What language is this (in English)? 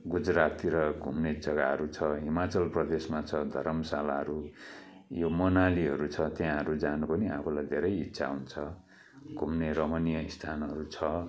Nepali